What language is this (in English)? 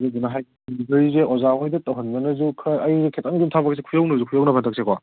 Manipuri